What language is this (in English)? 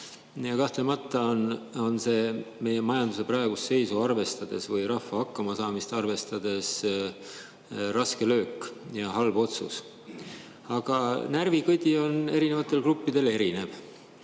Estonian